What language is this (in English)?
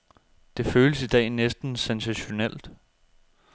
Danish